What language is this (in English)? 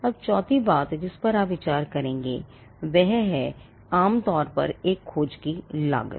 Hindi